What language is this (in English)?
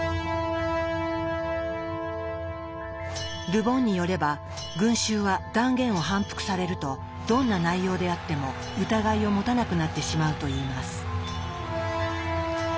Japanese